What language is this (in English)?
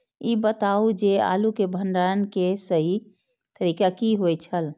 Maithili